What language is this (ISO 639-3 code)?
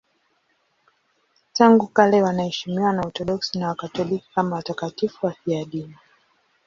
swa